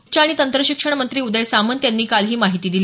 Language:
Marathi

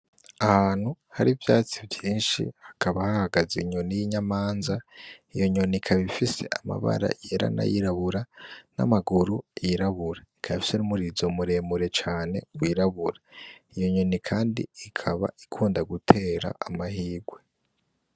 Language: Rundi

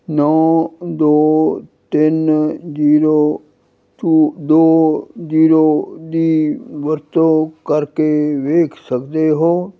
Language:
Punjabi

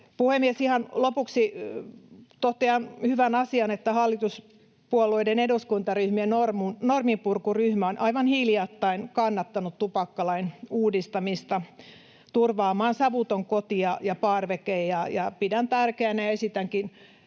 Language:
Finnish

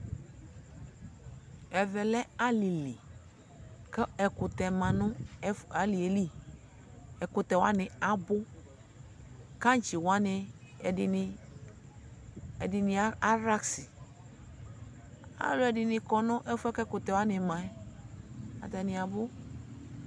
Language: Ikposo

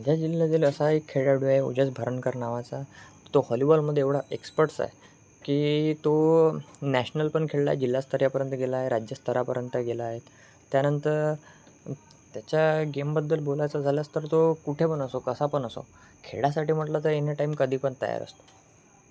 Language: Marathi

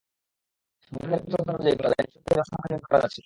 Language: Bangla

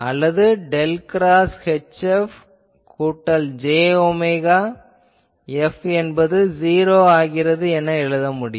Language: Tamil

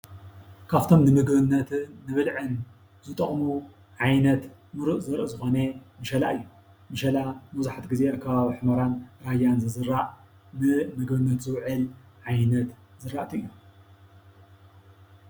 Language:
Tigrinya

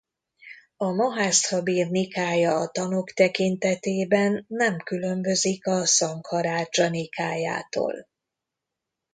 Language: Hungarian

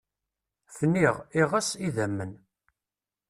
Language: Kabyle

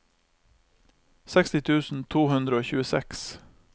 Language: Norwegian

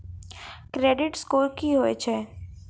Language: Maithili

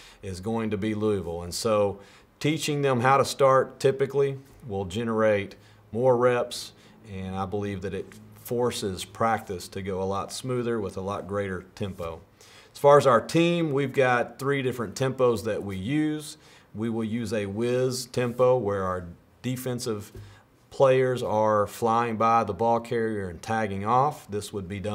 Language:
English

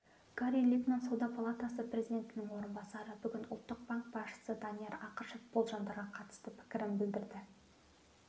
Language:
Kazakh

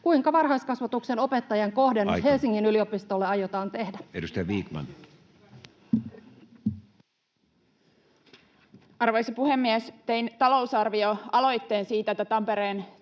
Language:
Finnish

